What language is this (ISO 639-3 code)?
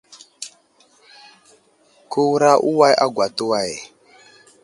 udl